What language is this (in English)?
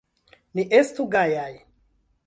Esperanto